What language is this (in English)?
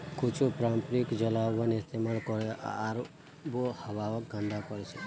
Magahi